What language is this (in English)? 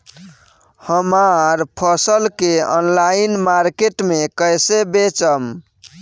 Bhojpuri